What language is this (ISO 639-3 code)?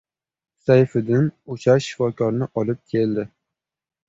uzb